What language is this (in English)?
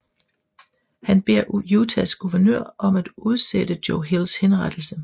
Danish